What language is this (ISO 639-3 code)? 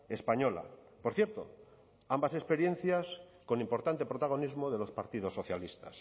spa